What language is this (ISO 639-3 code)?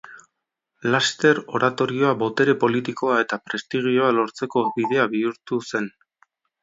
eus